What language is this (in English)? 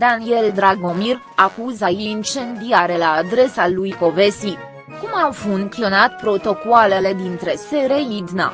Romanian